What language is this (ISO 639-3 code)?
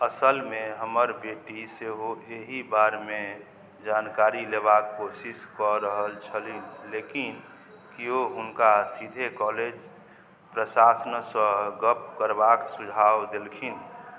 mai